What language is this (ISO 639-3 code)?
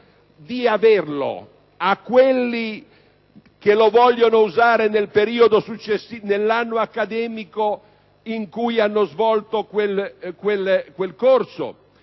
ita